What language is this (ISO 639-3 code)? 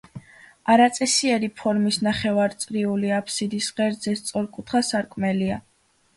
kat